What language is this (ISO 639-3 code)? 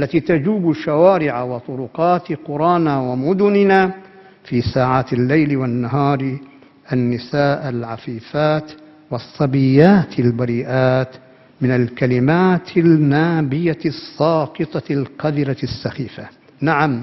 ara